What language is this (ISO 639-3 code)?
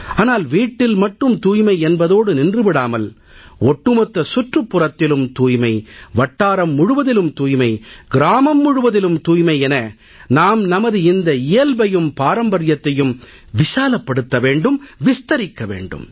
tam